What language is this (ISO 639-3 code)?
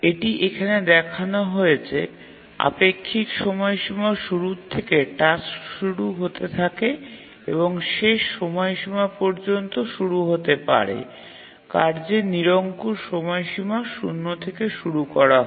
ben